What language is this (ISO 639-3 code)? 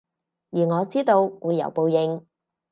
yue